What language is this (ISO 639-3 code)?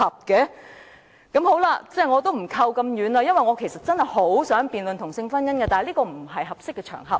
yue